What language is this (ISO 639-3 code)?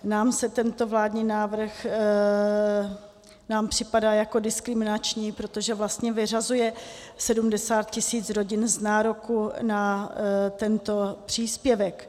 ces